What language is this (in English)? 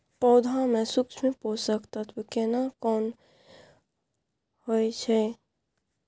Maithili